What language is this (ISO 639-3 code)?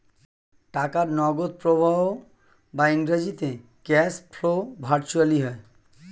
ben